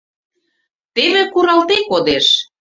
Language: Mari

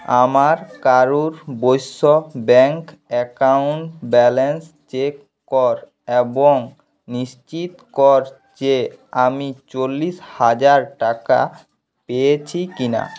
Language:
Bangla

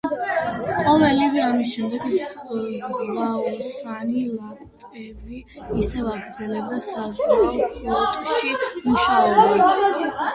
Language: Georgian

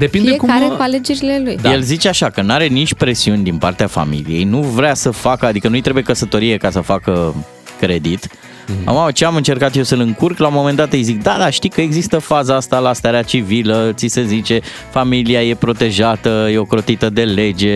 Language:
Romanian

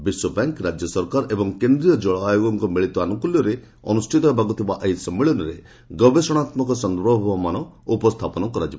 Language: Odia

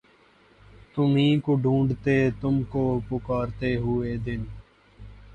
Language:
Urdu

